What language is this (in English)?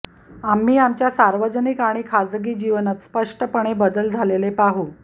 Marathi